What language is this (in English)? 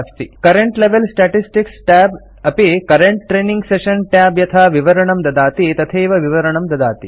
Sanskrit